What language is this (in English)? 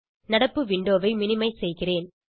Tamil